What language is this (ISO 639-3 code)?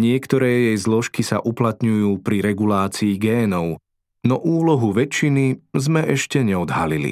slk